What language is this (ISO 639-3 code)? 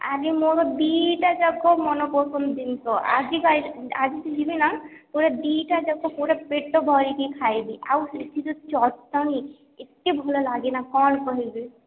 ori